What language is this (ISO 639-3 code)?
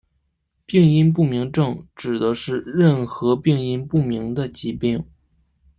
zho